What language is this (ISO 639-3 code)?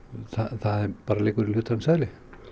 isl